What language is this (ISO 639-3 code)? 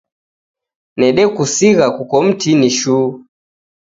dav